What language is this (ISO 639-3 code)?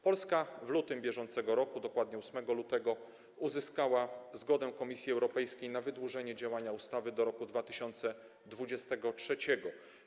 pol